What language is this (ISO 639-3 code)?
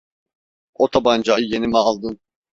tur